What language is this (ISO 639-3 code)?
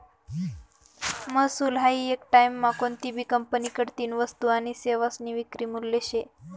mar